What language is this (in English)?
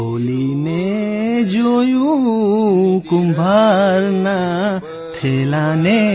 Gujarati